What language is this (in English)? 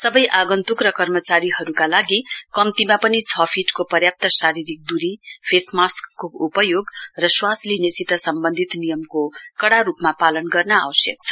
Nepali